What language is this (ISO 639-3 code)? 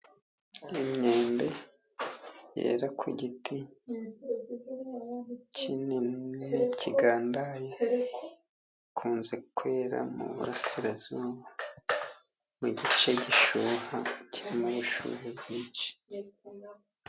kin